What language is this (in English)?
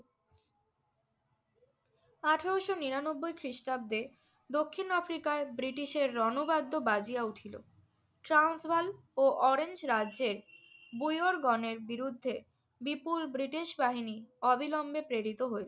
Bangla